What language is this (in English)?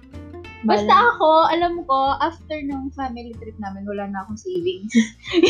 Filipino